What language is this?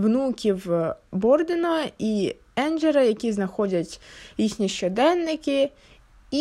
Ukrainian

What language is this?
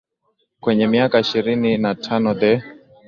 Swahili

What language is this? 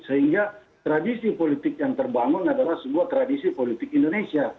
Indonesian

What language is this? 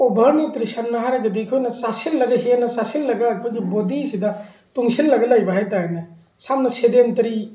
Manipuri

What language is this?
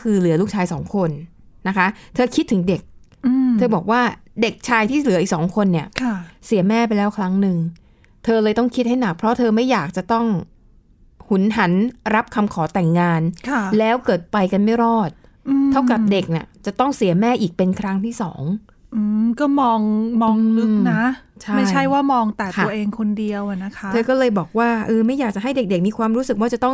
Thai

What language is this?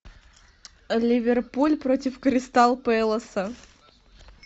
Russian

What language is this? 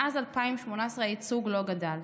Hebrew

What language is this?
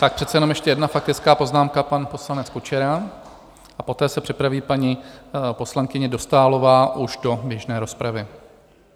Czech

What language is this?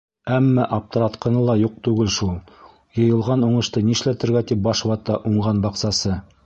Bashkir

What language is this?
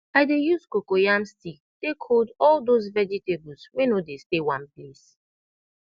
Nigerian Pidgin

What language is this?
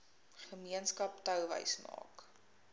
Afrikaans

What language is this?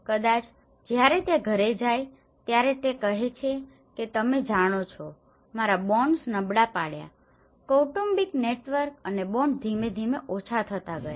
Gujarati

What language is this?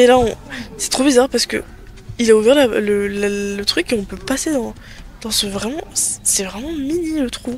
French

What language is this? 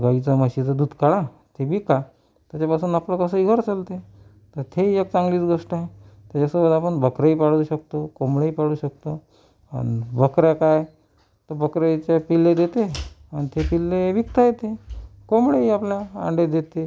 Marathi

